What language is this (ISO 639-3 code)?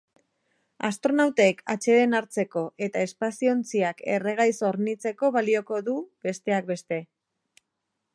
eus